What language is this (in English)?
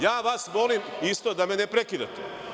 Serbian